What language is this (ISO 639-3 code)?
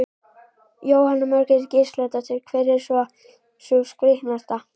isl